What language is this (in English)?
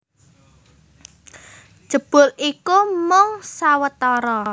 Javanese